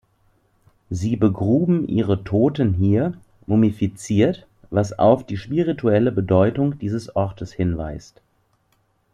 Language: German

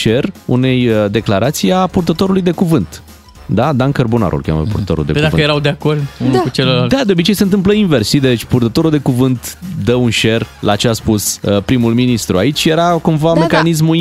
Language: Romanian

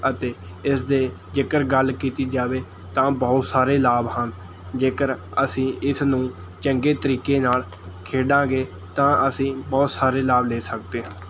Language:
Punjabi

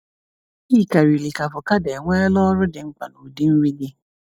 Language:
Igbo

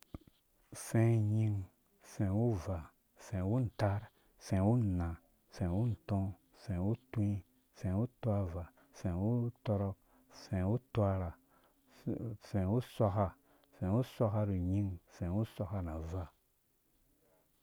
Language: Dũya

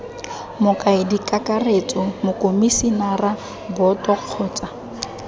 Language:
Tswana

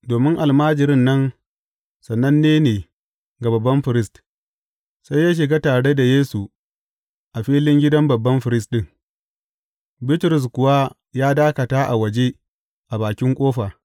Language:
Hausa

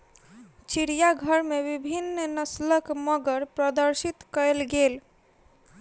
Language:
Maithili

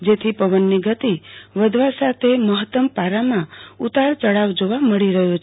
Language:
Gujarati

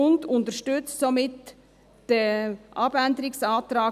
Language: Swiss German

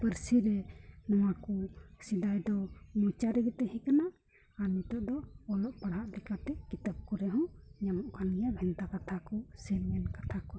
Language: Santali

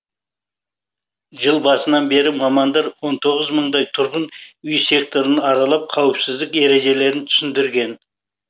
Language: Kazakh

